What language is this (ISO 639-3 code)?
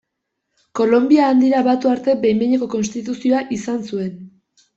eus